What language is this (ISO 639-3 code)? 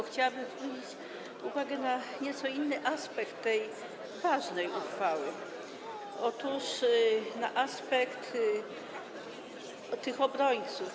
pol